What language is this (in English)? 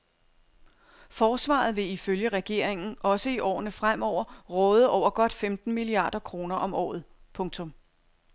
Danish